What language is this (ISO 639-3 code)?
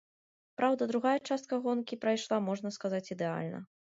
bel